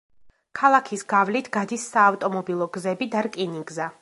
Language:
Georgian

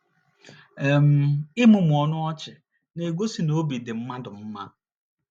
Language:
Igbo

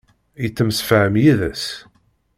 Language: Kabyle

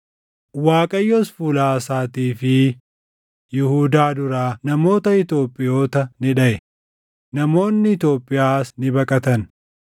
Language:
Oromo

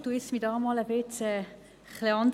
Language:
Swiss German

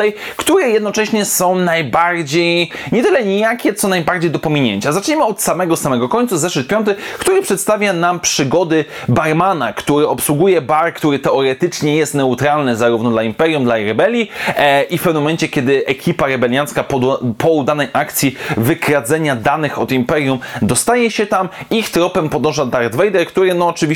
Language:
Polish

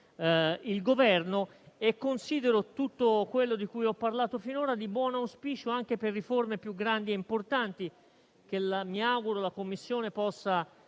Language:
Italian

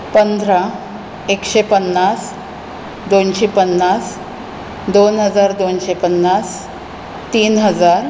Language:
Konkani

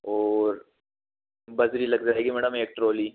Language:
Hindi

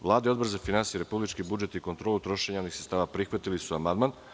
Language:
Serbian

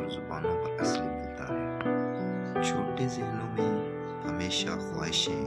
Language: Urdu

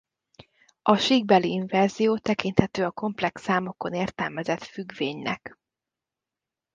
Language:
Hungarian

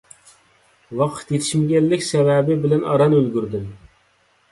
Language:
Uyghur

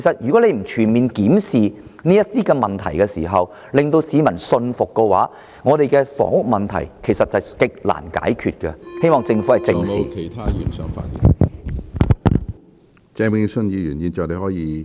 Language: Cantonese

